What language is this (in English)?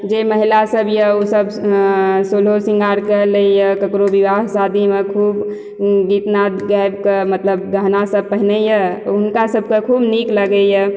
Maithili